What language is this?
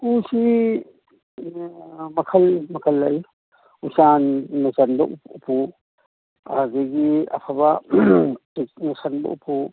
Manipuri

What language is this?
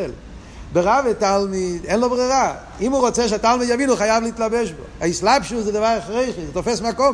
Hebrew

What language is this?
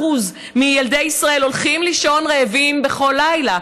Hebrew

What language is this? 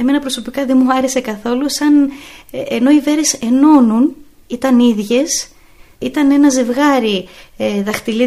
Greek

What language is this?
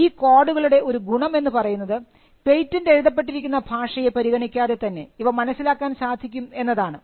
Malayalam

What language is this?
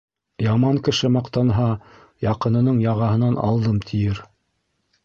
Bashkir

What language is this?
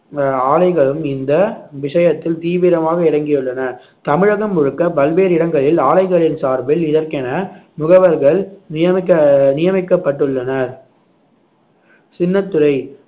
Tamil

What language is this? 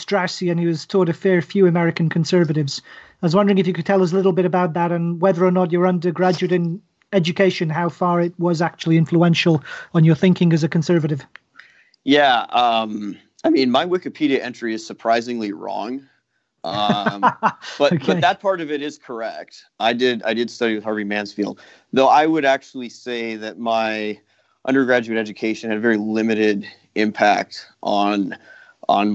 English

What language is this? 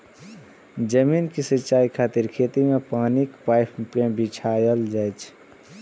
Maithili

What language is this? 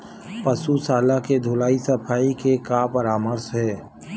Chhattisgarhi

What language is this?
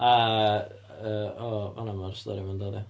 Welsh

